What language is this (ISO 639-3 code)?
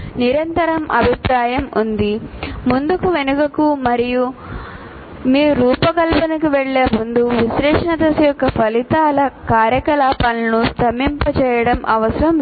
tel